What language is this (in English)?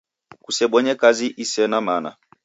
Taita